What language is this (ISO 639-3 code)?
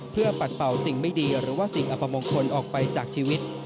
tha